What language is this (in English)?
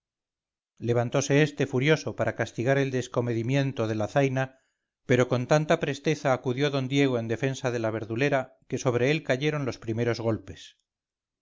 Spanish